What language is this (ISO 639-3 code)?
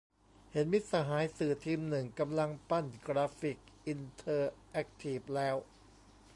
tha